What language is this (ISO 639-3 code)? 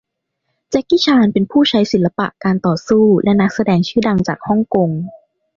tha